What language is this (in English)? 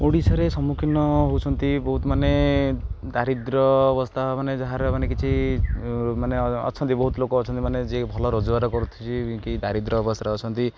Odia